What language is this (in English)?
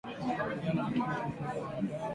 Swahili